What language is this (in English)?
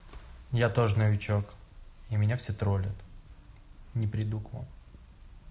Russian